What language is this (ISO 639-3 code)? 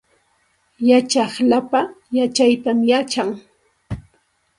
qxt